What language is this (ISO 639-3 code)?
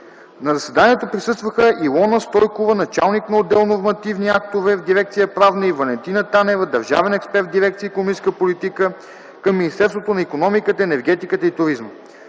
bul